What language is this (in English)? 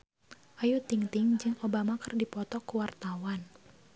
Sundanese